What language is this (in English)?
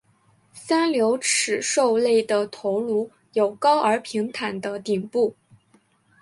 Chinese